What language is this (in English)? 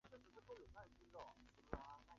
Chinese